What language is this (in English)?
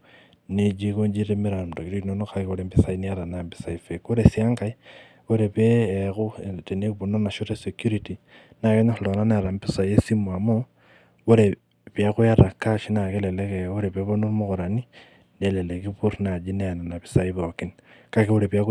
Masai